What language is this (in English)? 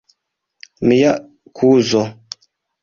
Esperanto